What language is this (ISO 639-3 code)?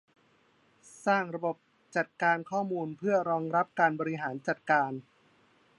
tha